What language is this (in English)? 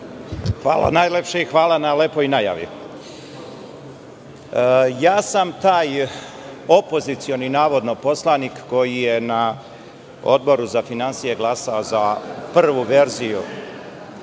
Serbian